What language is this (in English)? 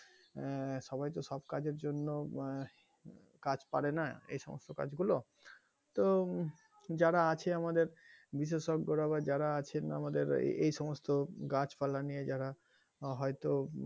Bangla